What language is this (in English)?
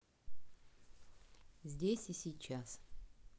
Russian